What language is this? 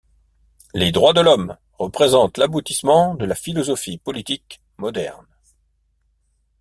French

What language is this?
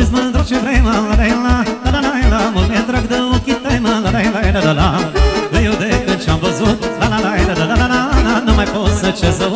Romanian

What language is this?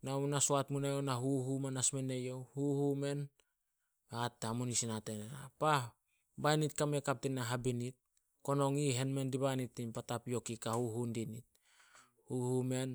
Solos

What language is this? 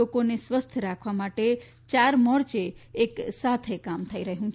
Gujarati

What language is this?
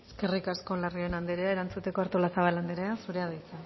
Basque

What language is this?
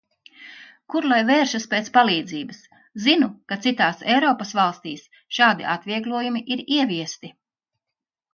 Latvian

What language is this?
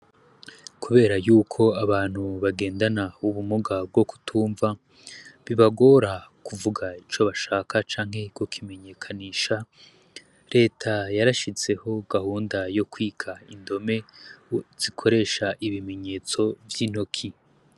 Rundi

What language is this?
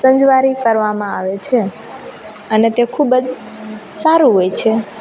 Gujarati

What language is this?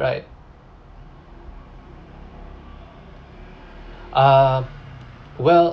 English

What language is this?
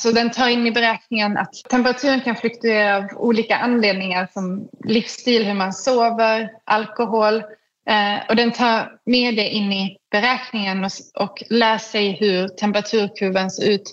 Swedish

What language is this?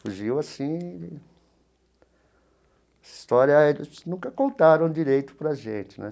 Portuguese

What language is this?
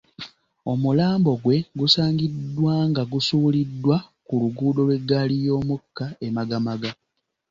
Ganda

